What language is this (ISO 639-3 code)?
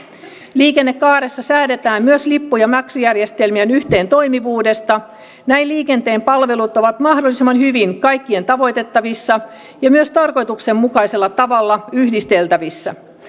fin